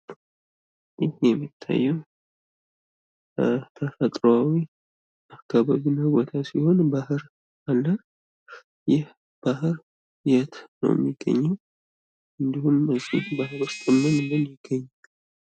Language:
Amharic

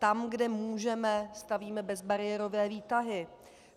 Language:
Czech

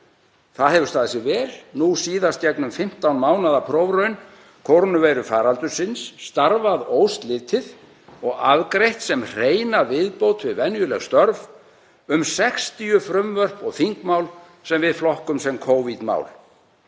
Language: Icelandic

